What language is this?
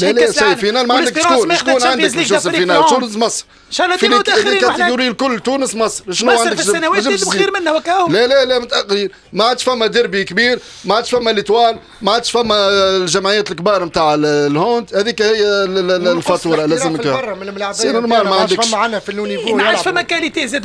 Arabic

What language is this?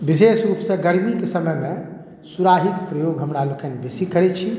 Maithili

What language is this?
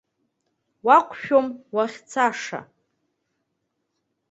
Abkhazian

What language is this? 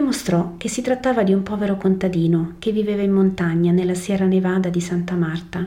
Italian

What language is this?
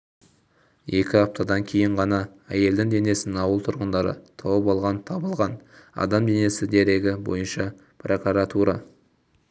Kazakh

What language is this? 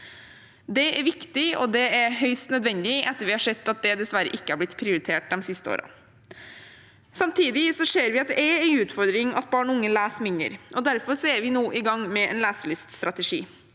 Norwegian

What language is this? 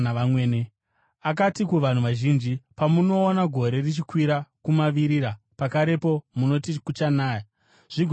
Shona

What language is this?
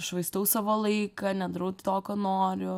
Lithuanian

